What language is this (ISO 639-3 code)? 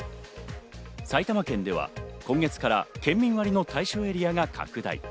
jpn